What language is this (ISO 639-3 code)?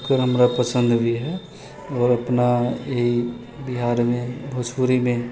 mai